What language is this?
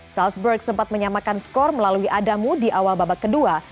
Indonesian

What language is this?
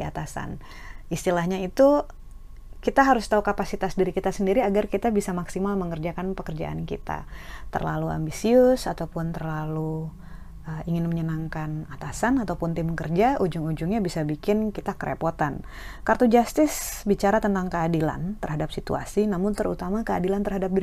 Indonesian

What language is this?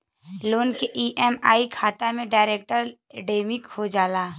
Bhojpuri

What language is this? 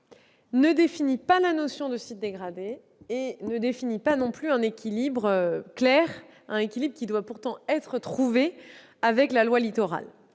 French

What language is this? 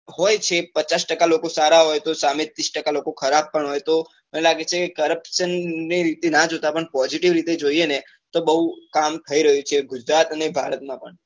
Gujarati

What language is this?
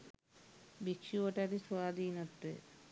Sinhala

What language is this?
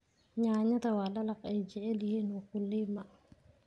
Somali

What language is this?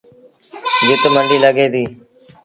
Sindhi Bhil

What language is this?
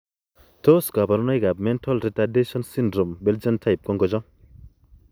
Kalenjin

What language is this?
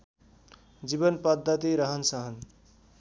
Nepali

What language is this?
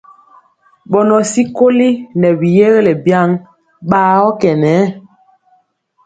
Mpiemo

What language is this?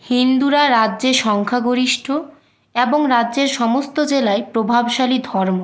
Bangla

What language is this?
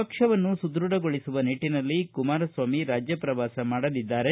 Kannada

